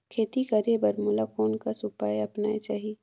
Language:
Chhattisgarhi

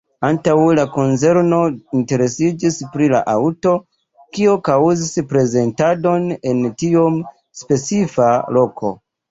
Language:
Esperanto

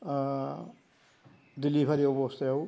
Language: Bodo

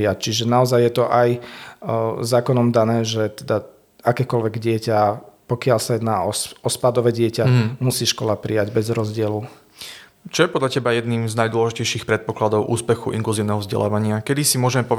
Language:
Slovak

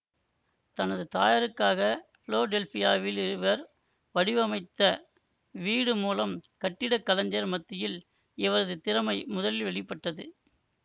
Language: Tamil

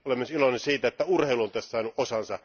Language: Finnish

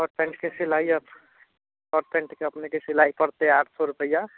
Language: Maithili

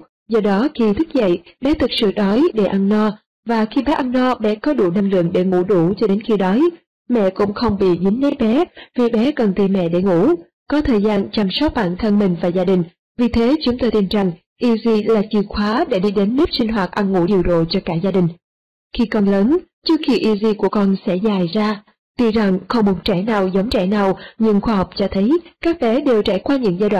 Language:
Vietnamese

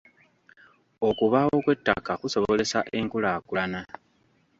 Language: Ganda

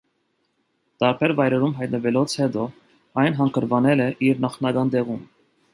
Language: Armenian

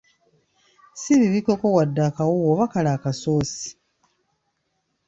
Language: Ganda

